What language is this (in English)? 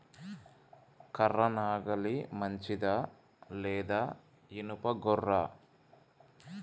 Telugu